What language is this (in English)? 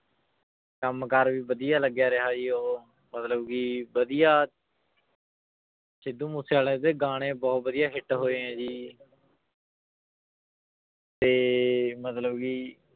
Punjabi